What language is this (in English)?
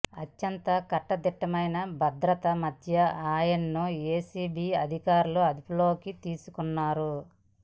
Telugu